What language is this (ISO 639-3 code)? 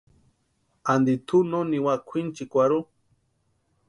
pua